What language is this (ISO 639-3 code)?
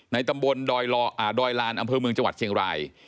tha